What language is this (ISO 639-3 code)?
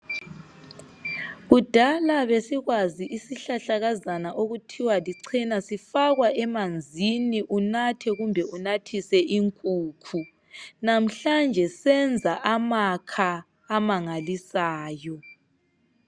nde